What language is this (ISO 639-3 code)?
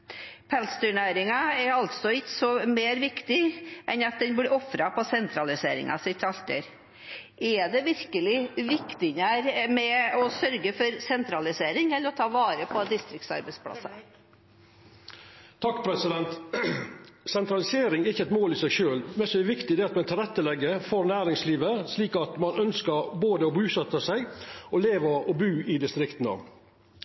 nor